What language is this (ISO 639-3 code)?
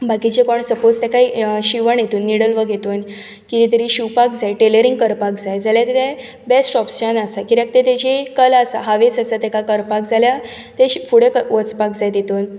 kok